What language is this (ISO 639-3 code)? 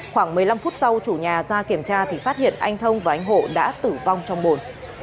vie